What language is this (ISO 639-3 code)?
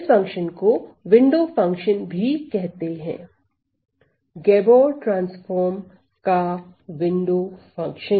hin